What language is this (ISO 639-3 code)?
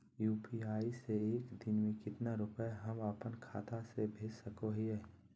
mag